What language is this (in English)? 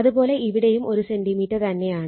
Malayalam